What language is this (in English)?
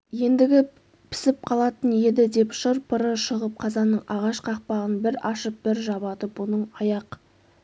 Kazakh